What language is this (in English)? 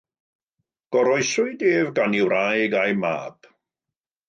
Welsh